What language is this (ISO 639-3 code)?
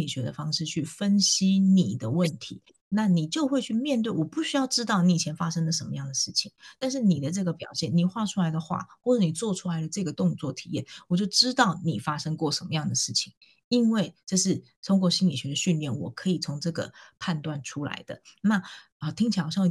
zho